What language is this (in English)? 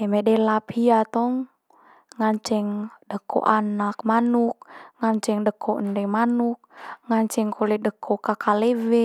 Manggarai